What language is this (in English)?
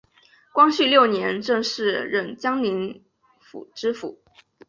Chinese